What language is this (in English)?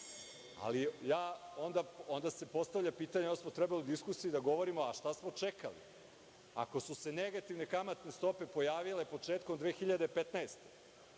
Serbian